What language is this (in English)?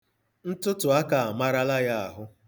Igbo